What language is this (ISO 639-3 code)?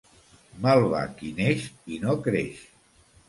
cat